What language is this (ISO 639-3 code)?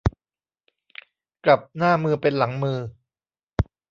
tha